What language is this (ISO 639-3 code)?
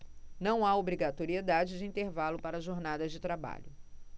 por